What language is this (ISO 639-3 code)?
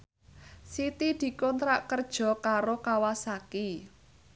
jav